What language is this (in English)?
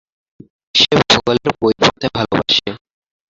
Bangla